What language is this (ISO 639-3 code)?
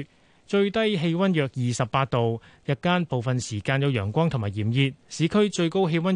zho